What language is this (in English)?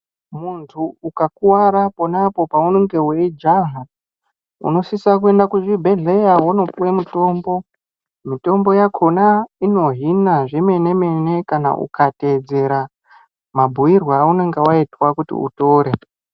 Ndau